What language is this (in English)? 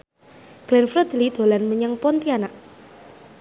Javanese